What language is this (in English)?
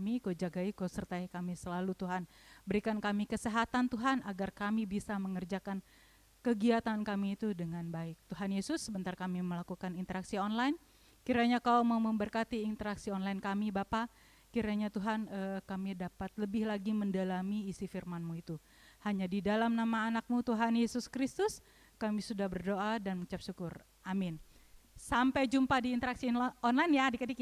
Indonesian